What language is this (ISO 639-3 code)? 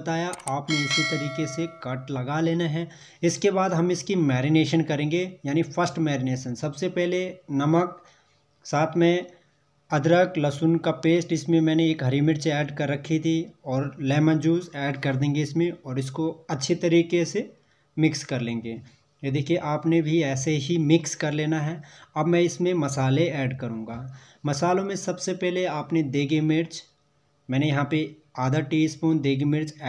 hin